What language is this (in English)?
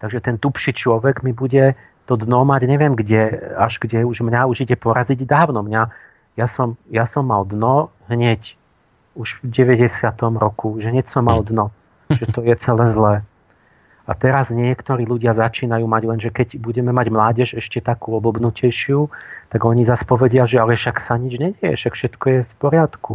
Slovak